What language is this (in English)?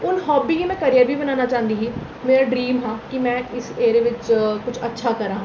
Dogri